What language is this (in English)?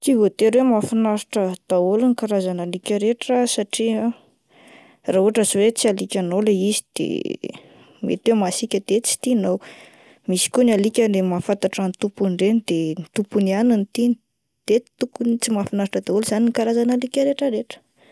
Malagasy